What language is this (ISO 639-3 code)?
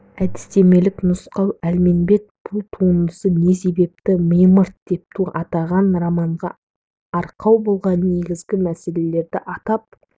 kaz